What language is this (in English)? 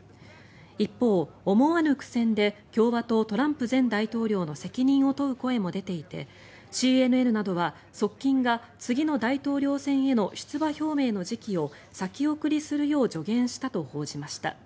Japanese